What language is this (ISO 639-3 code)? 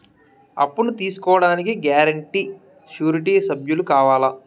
tel